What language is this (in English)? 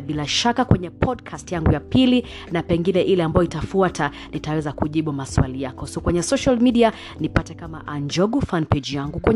Swahili